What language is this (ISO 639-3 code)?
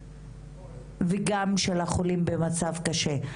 heb